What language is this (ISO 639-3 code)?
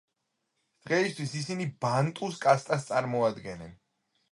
kat